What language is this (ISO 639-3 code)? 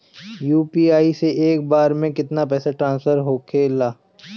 bho